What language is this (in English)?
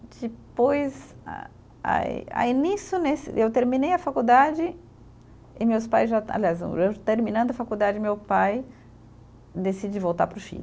Portuguese